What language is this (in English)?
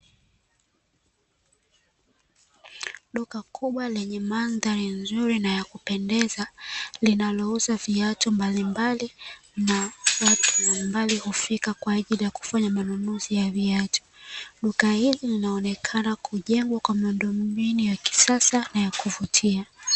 Swahili